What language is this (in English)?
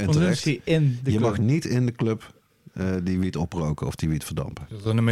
Dutch